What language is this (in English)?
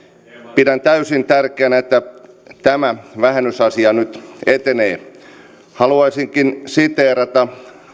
Finnish